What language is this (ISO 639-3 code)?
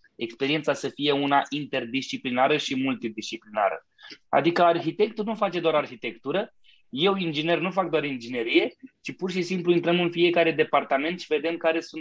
ron